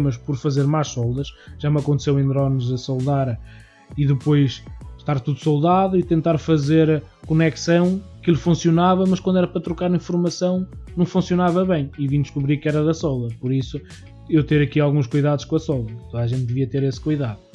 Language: Portuguese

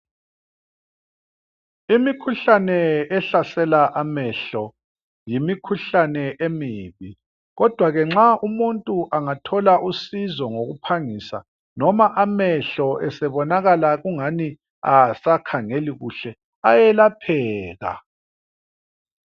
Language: North Ndebele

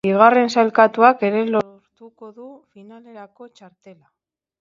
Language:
Basque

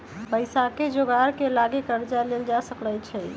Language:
Magahi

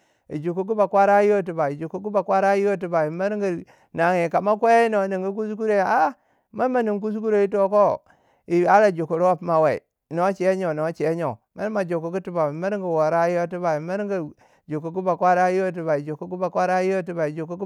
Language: Waja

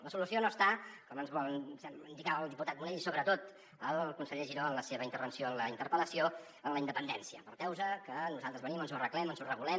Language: Catalan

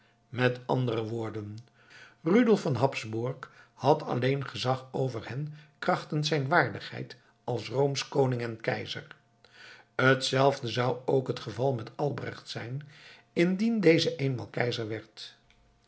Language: Dutch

